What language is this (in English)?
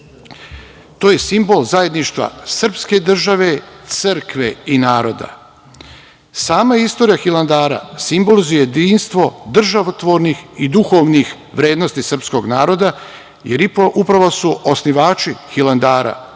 Serbian